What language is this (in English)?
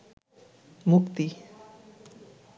Bangla